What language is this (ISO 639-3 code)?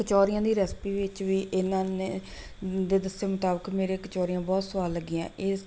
pan